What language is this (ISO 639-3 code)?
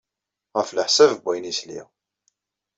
kab